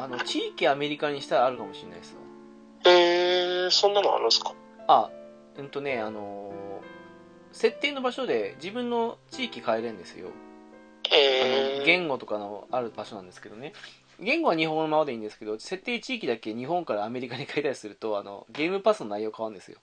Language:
Japanese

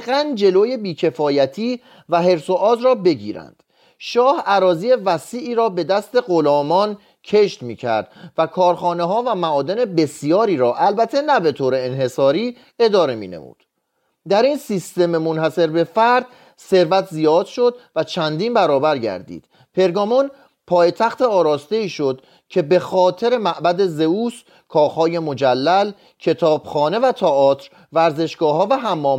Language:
Persian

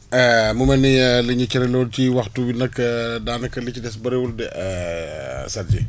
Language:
Wolof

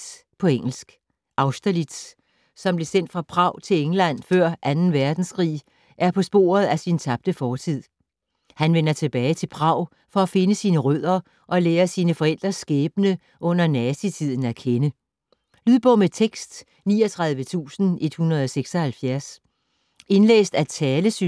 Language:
Danish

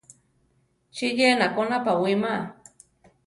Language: Central Tarahumara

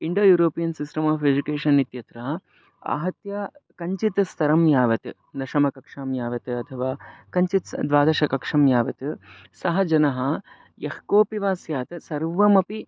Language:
Sanskrit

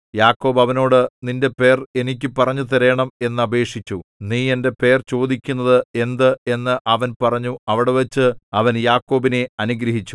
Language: Malayalam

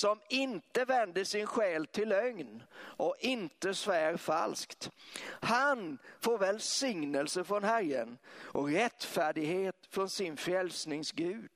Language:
Swedish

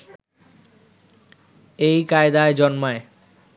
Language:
Bangla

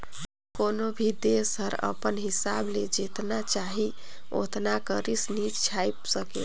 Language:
Chhattisgarhi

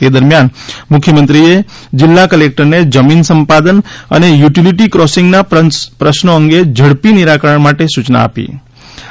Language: Gujarati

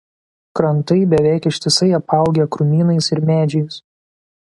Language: Lithuanian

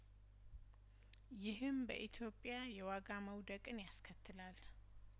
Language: Amharic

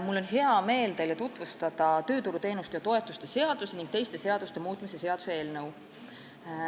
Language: Estonian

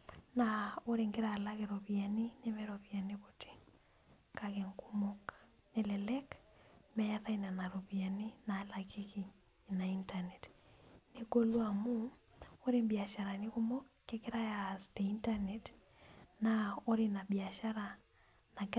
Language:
Masai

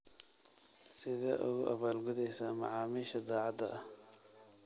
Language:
Somali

